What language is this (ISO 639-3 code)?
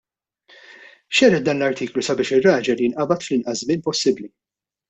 mlt